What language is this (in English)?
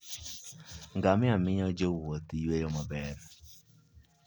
Luo (Kenya and Tanzania)